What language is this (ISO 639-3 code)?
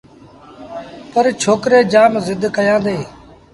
sbn